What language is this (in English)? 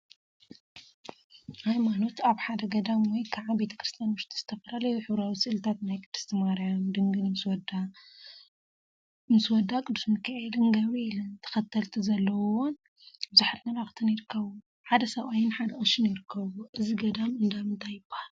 Tigrinya